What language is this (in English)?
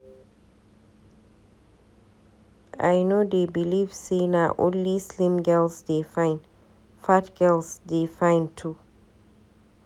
Nigerian Pidgin